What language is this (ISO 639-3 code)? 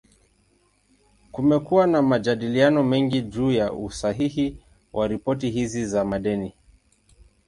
swa